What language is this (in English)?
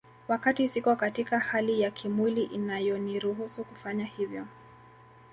Swahili